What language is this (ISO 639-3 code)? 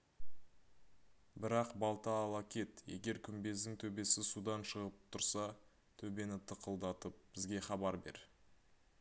kaz